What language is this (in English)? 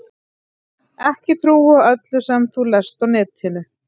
Icelandic